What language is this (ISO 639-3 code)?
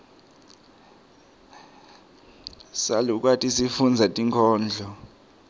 ssw